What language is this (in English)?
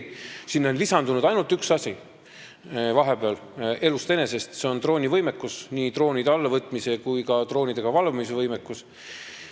Estonian